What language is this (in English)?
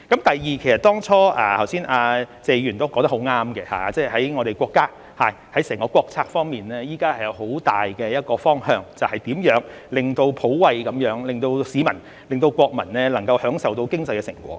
Cantonese